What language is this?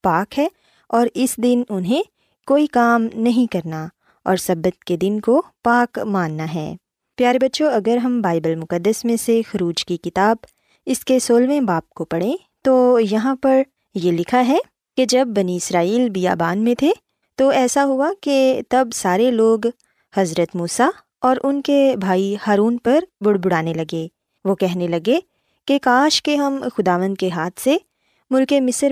Urdu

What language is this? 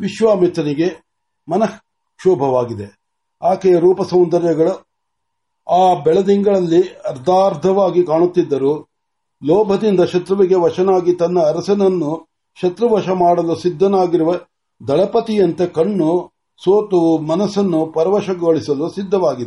Marathi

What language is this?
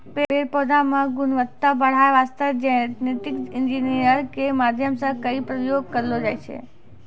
Maithili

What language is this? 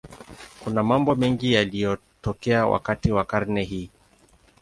Swahili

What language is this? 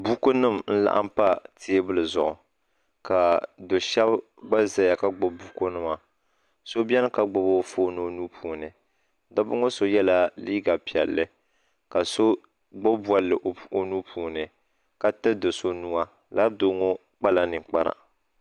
Dagbani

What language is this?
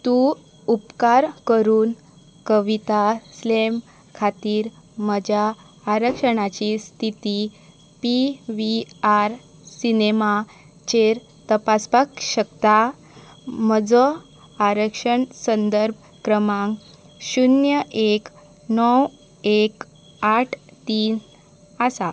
Konkani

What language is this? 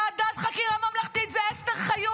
Hebrew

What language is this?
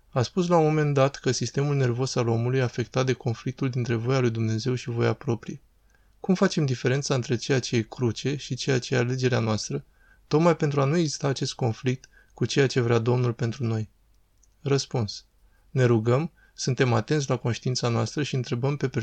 Romanian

